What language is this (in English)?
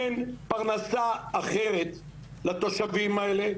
Hebrew